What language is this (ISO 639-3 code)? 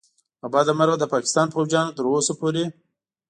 pus